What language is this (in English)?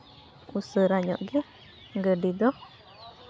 Santali